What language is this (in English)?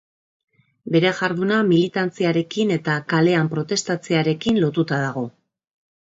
Basque